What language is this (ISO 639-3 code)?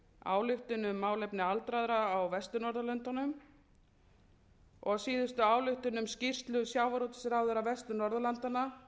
isl